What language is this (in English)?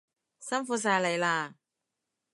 Cantonese